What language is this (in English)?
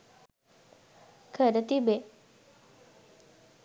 Sinhala